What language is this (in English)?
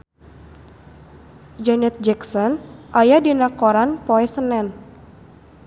Sundanese